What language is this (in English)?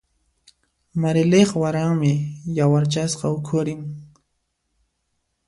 Puno Quechua